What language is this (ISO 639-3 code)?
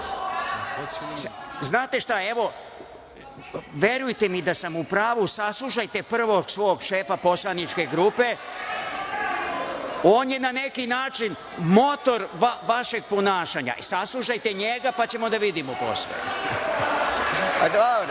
srp